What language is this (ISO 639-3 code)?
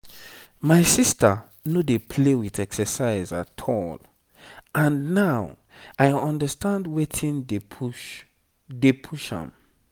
pcm